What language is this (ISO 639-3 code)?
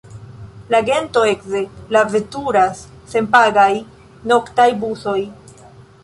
epo